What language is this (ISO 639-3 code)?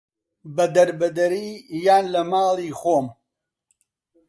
ckb